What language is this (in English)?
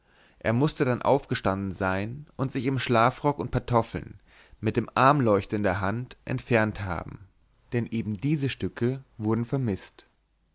German